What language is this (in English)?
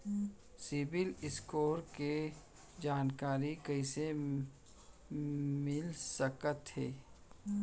Chhattisgarhi